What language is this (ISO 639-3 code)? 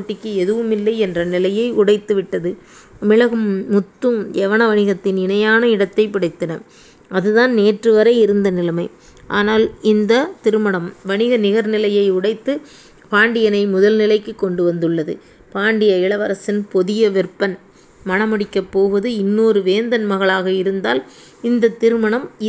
tam